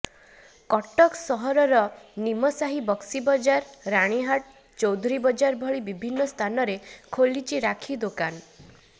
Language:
Odia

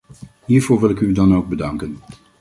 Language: Dutch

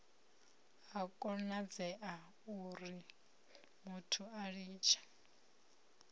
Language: Venda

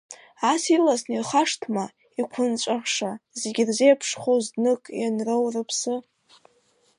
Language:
Abkhazian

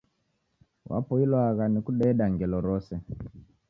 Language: Taita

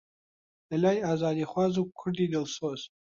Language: Central Kurdish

